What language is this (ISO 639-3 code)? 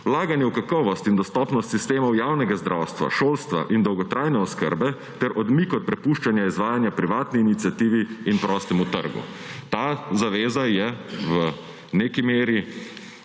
slv